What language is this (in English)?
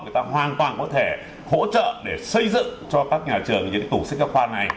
Vietnamese